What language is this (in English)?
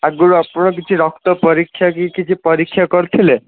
Odia